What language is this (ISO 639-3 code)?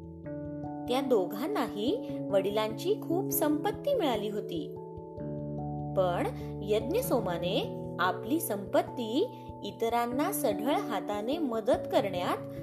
mar